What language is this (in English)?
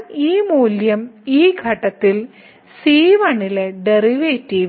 Malayalam